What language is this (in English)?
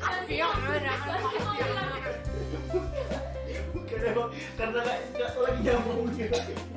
Indonesian